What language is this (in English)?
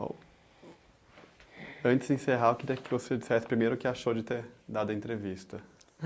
Portuguese